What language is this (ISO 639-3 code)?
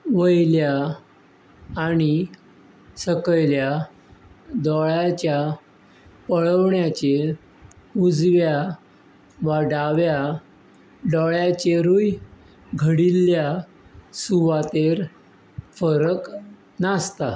kok